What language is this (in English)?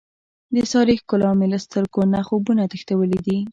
Pashto